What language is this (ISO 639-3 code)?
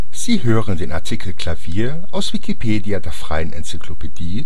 deu